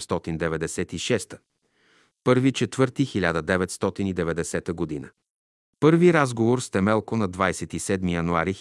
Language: Bulgarian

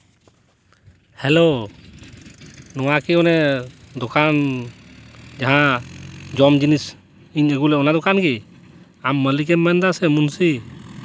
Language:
Santali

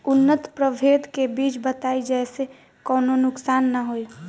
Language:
Bhojpuri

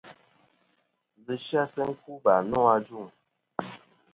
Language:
Kom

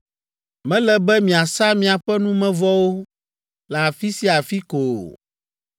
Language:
Ewe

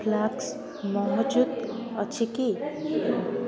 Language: Odia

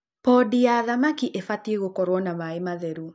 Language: Kikuyu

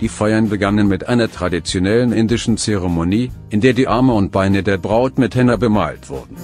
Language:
German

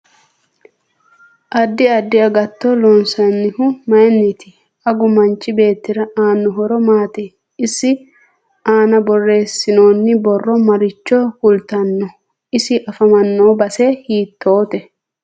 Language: Sidamo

